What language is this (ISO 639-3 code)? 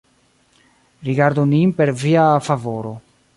epo